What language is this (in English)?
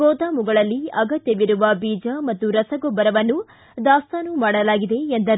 Kannada